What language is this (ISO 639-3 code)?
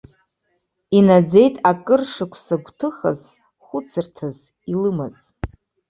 abk